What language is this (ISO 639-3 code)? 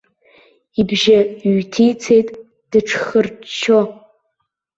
abk